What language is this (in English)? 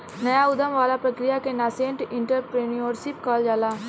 Bhojpuri